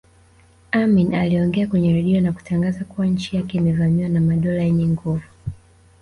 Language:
Swahili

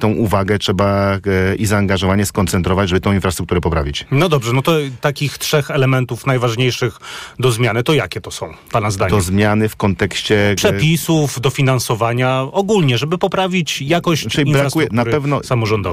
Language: Polish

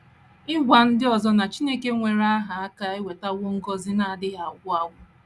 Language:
Igbo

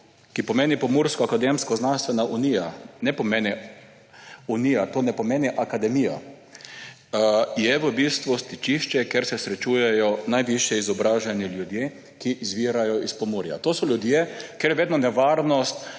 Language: Slovenian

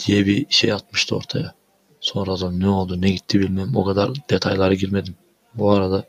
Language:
Turkish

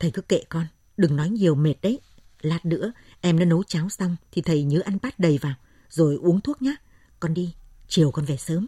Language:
Vietnamese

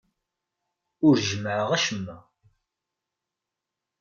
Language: Kabyle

